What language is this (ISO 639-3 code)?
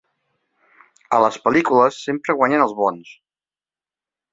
cat